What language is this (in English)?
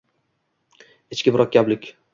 Uzbek